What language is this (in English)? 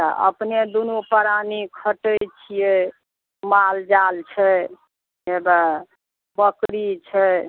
Maithili